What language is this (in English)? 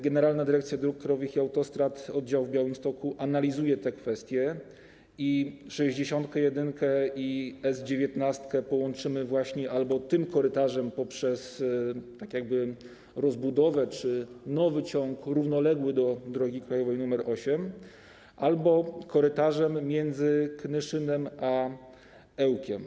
Polish